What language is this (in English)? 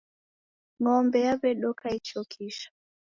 Taita